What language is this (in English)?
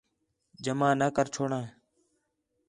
Khetrani